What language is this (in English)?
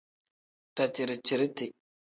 Tem